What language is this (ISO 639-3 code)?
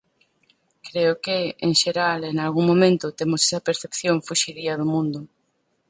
glg